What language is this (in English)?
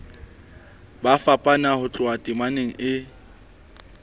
Southern Sotho